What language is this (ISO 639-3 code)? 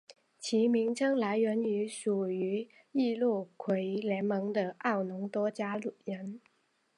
zho